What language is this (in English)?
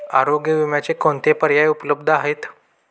Marathi